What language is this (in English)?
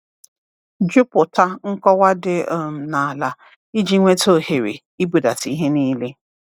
Igbo